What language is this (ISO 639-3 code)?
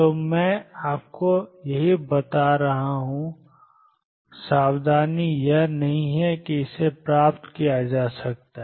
hin